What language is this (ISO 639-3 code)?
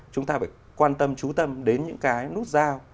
vie